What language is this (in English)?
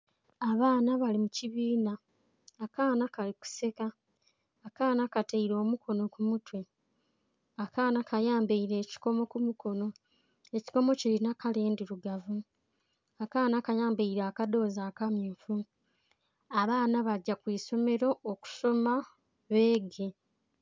Soga